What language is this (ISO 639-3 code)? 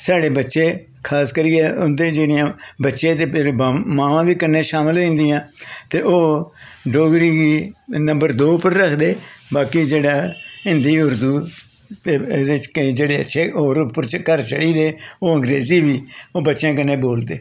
doi